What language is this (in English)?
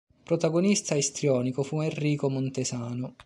Italian